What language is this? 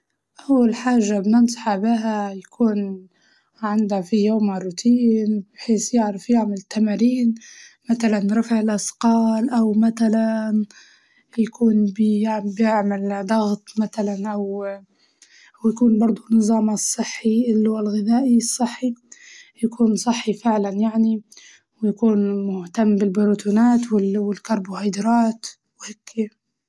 Libyan Arabic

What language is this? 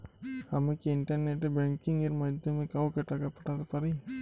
Bangla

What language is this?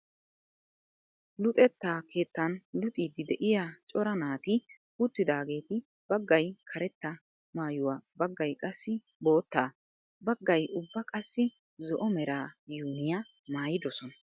Wolaytta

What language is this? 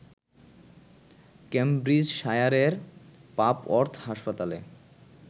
Bangla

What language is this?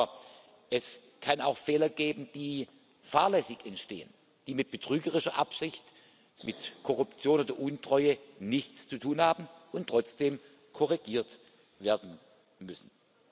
German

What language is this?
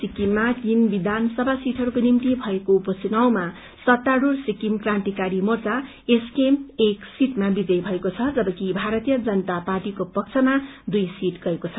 Nepali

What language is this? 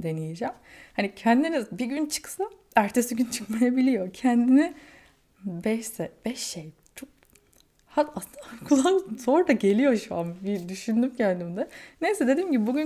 Turkish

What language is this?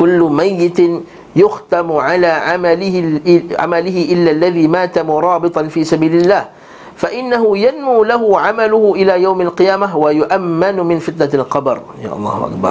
Malay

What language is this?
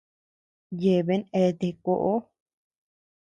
Tepeuxila Cuicatec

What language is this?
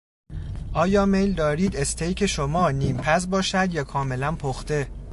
Persian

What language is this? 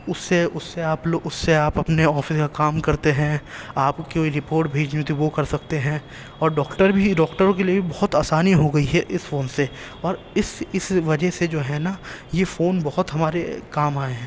Urdu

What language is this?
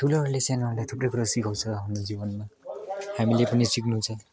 Nepali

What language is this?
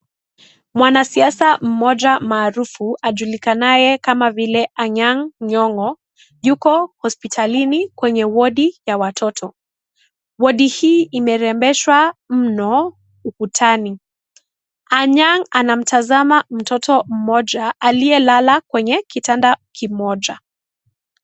Swahili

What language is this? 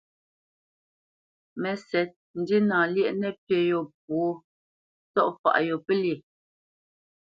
Bamenyam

